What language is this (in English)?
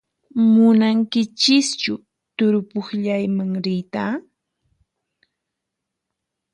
Puno Quechua